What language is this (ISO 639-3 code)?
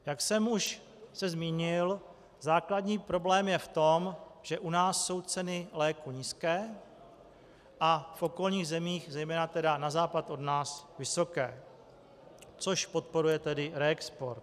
ces